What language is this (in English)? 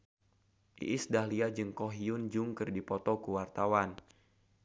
Sundanese